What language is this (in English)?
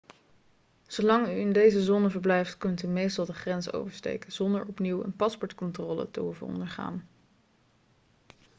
Dutch